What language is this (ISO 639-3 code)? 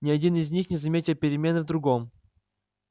rus